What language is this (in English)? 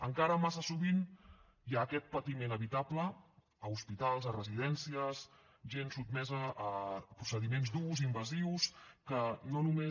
Catalan